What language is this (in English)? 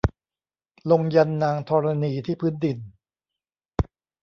Thai